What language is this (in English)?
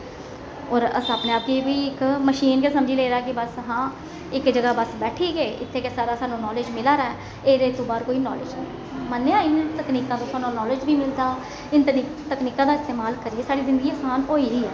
Dogri